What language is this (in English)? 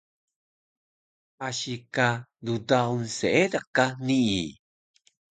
Taroko